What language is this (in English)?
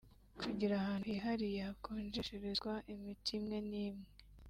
Kinyarwanda